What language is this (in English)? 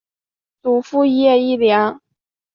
Chinese